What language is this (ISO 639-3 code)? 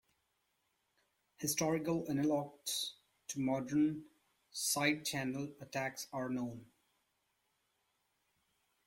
eng